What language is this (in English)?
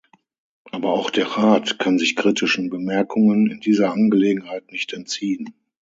German